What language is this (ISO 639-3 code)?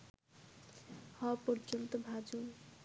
ben